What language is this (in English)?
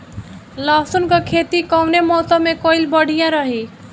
Bhojpuri